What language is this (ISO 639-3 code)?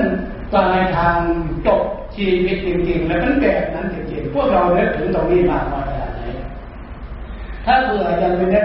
tha